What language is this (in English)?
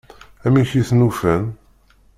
Kabyle